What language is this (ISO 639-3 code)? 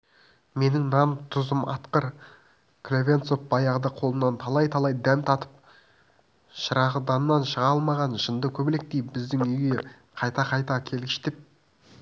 kaz